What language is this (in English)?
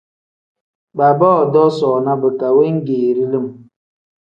Tem